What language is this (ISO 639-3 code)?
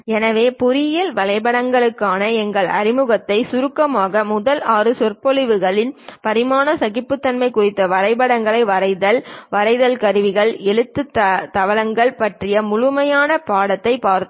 tam